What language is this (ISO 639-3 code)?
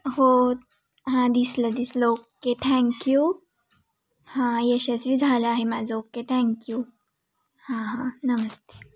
mar